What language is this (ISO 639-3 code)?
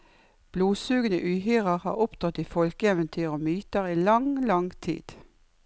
nor